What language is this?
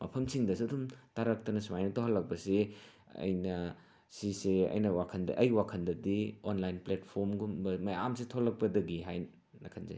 Manipuri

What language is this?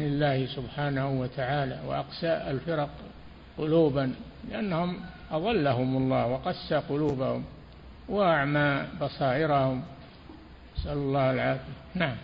Arabic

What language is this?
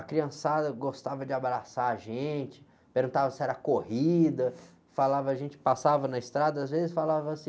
Portuguese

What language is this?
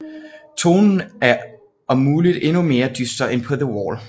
Danish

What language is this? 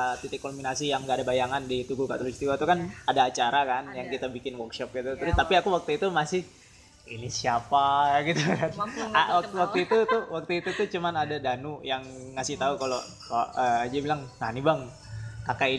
Indonesian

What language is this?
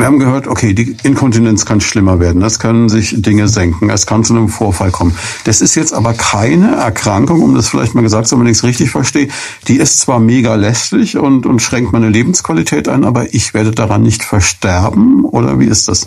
German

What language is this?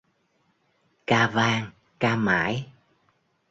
Vietnamese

